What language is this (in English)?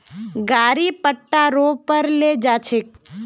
Magahi